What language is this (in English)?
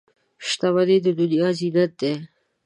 Pashto